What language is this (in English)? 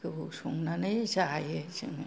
Bodo